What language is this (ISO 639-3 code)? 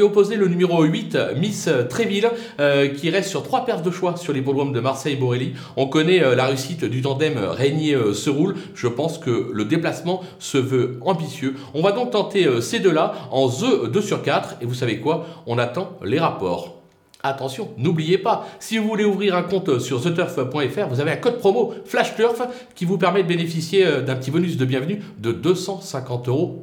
fra